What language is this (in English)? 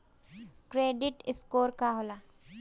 Bhojpuri